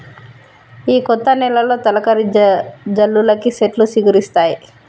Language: Telugu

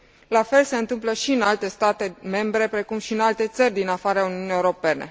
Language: Romanian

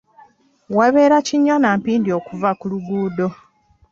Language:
Ganda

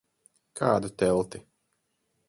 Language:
Latvian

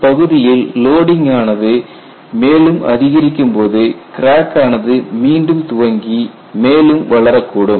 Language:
Tamil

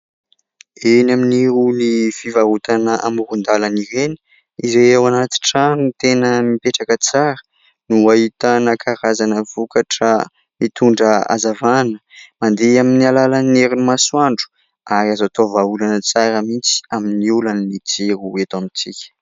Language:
Malagasy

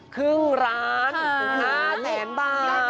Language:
Thai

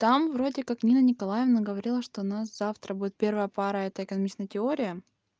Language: Russian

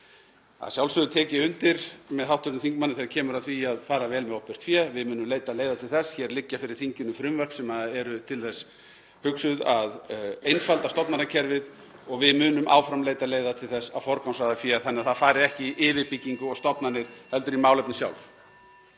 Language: Icelandic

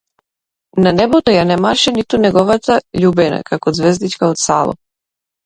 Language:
Macedonian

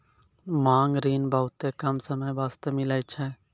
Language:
Maithili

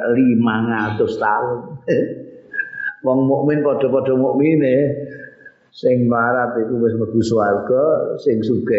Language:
Indonesian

